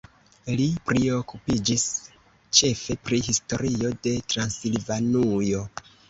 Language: Esperanto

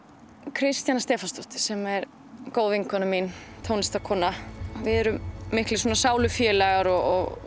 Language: Icelandic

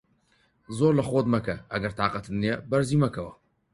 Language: Central Kurdish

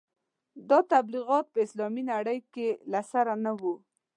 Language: Pashto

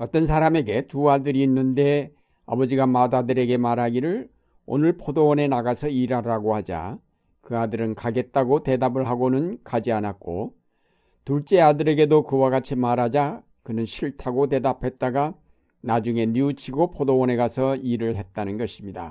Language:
Korean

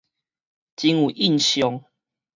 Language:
Min Nan Chinese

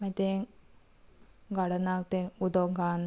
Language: Konkani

